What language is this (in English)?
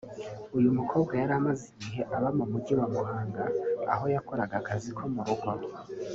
Kinyarwanda